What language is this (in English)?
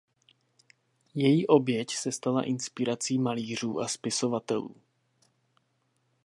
Czech